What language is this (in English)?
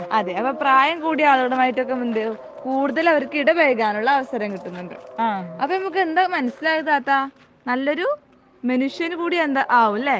Malayalam